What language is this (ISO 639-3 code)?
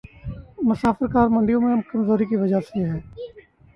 urd